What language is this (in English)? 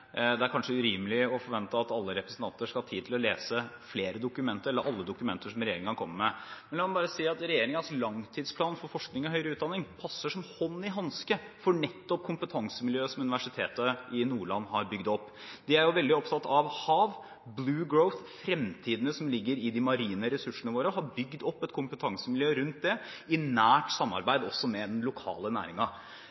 Norwegian Bokmål